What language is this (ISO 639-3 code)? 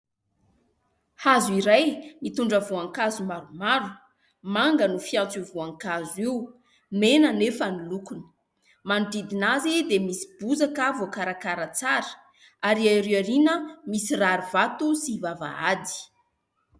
mlg